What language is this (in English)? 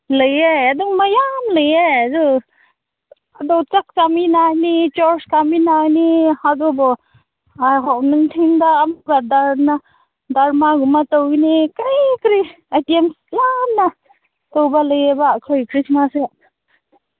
Manipuri